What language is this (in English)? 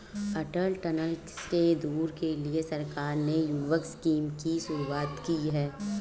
Hindi